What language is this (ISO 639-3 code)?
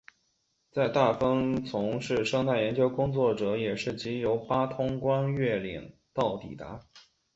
zho